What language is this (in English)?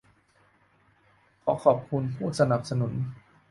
Thai